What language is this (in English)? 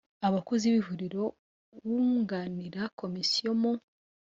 Kinyarwanda